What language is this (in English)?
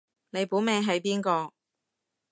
Cantonese